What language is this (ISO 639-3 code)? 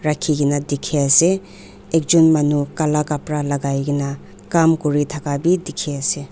nag